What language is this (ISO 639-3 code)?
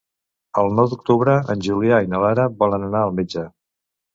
cat